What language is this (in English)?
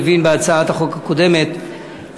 Hebrew